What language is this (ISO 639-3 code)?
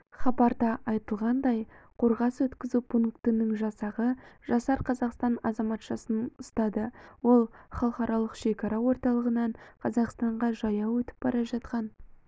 kaz